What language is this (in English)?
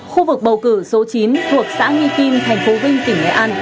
Vietnamese